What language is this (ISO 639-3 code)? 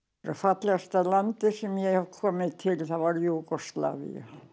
isl